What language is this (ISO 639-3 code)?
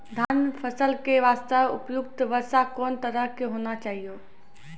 mai